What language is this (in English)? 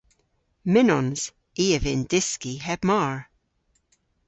Cornish